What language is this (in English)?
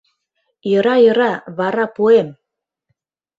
Mari